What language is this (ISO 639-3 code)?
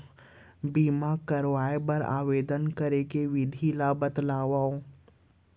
hne